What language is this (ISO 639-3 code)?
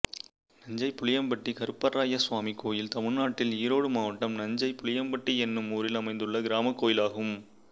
tam